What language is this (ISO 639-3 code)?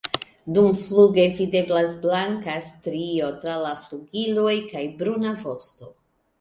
epo